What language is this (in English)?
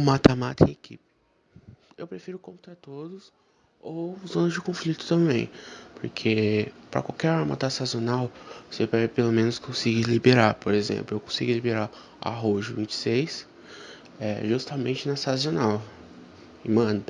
Portuguese